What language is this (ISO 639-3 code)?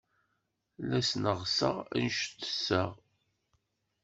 kab